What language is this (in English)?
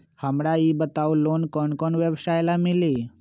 Magahi